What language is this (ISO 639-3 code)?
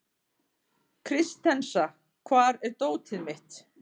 isl